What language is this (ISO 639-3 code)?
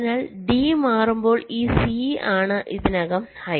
mal